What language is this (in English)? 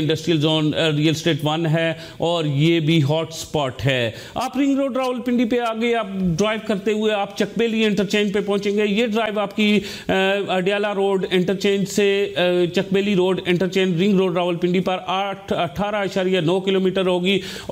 Hindi